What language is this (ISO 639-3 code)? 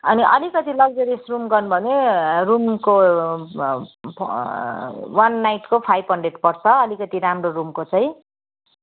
nep